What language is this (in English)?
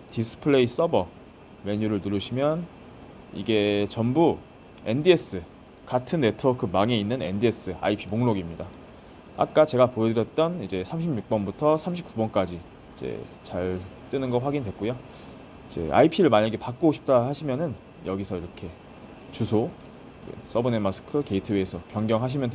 Korean